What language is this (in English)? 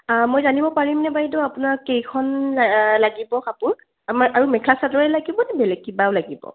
Assamese